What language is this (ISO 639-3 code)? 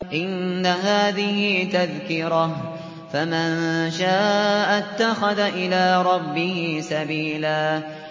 ara